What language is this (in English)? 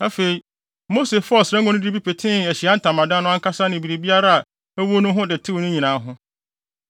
Akan